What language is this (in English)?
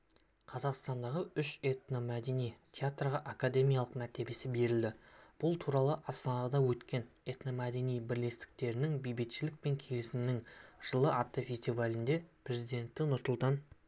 Kazakh